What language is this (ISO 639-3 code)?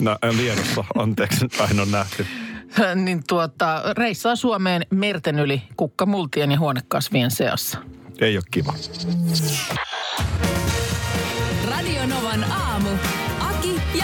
fin